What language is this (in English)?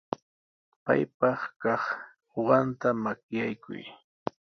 Sihuas Ancash Quechua